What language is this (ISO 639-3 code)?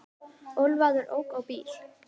isl